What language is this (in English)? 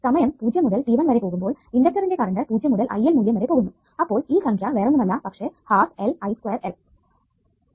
Malayalam